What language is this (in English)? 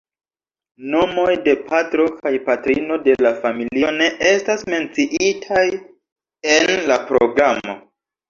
Esperanto